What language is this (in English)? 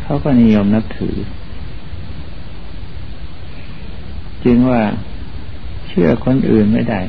Thai